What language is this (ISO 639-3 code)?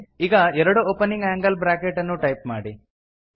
kan